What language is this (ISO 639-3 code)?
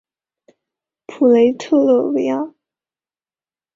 zho